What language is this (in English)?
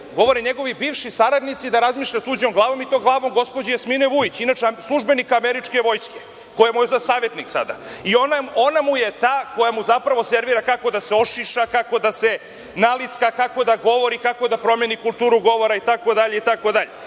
Serbian